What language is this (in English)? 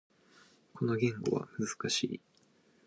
Japanese